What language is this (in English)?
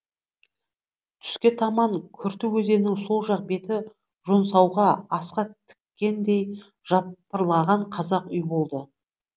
Kazakh